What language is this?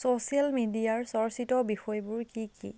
Assamese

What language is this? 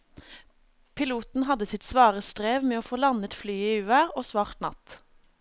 Norwegian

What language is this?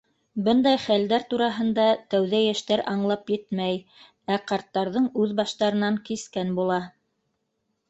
Bashkir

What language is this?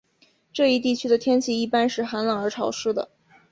Chinese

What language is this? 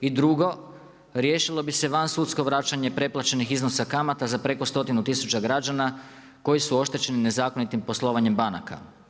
Croatian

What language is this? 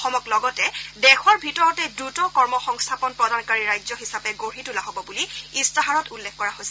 Assamese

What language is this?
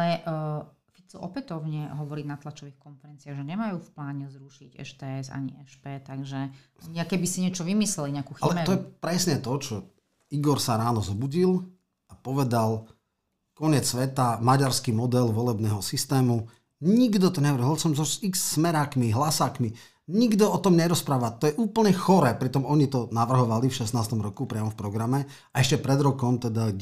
Slovak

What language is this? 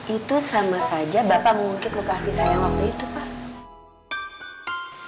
Indonesian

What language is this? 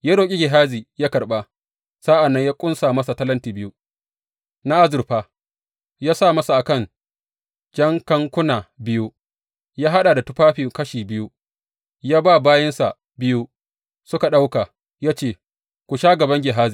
Hausa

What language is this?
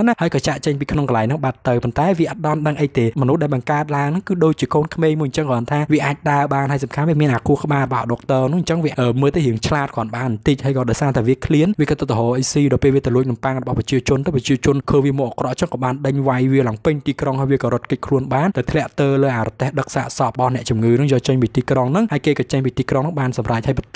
Thai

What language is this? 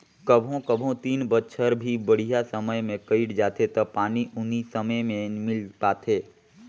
Chhattisgarhi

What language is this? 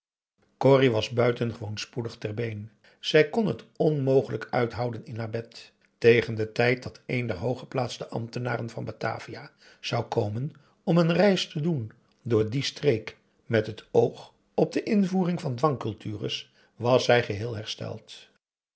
Dutch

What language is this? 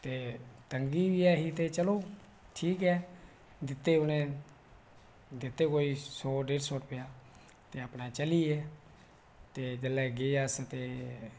Dogri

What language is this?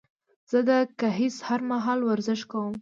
Pashto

